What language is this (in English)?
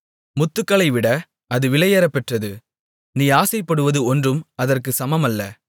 Tamil